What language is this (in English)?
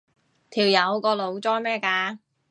Cantonese